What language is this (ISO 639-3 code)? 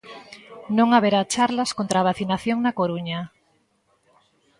glg